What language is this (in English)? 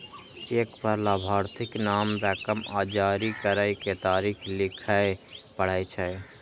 Maithili